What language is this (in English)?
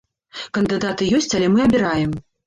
Belarusian